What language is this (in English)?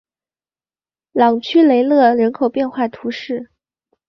Chinese